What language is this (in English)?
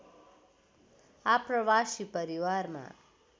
Nepali